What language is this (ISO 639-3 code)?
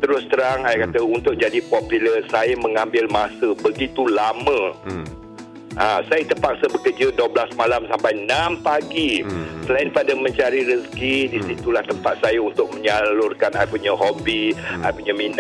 msa